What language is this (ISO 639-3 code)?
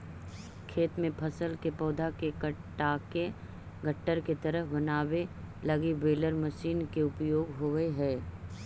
mag